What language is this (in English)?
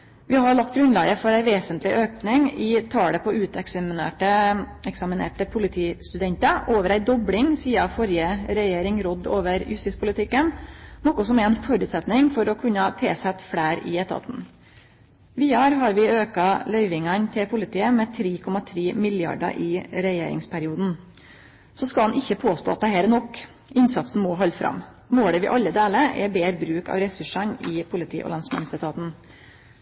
Norwegian Nynorsk